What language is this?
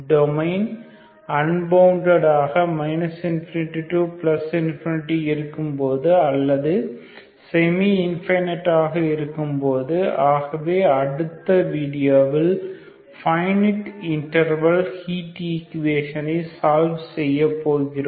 Tamil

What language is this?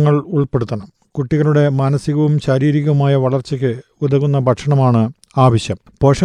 Malayalam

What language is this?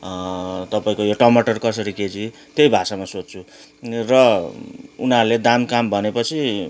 Nepali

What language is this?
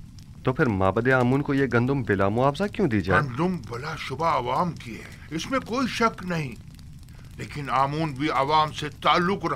Hindi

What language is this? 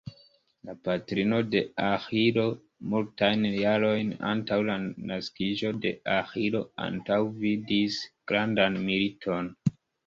Esperanto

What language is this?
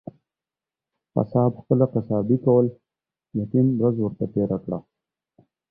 Pashto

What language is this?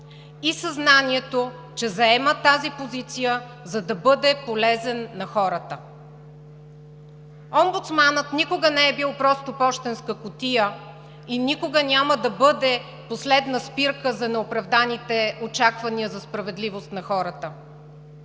Bulgarian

